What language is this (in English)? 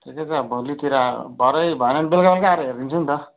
Nepali